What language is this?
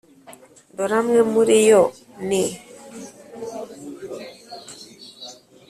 Kinyarwanda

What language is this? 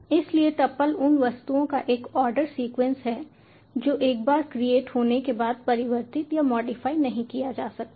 Hindi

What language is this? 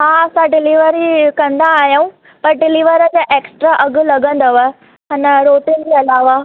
Sindhi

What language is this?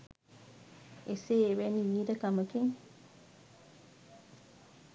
Sinhala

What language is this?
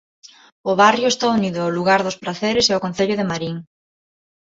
Galician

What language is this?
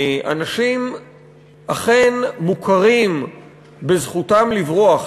Hebrew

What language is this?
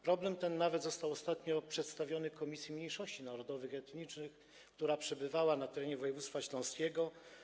Polish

